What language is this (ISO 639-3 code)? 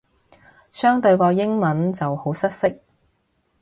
yue